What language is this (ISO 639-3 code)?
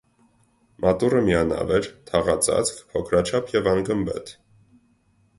hye